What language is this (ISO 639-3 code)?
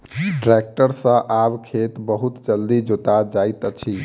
mai